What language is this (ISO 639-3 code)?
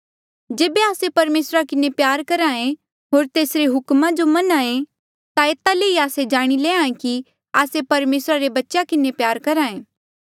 mjl